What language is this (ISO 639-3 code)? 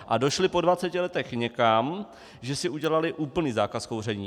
ces